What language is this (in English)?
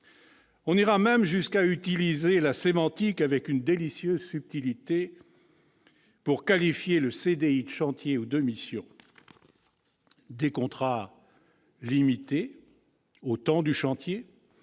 French